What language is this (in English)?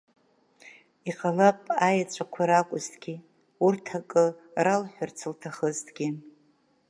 Abkhazian